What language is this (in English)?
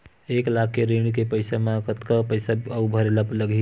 Chhattisgarhi